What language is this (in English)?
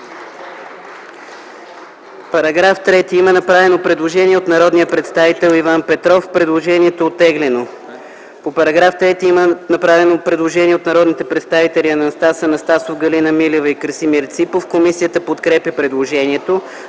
Bulgarian